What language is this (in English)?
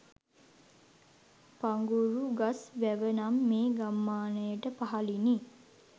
Sinhala